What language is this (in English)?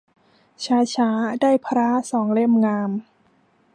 Thai